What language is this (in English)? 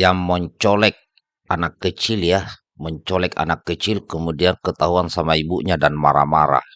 Indonesian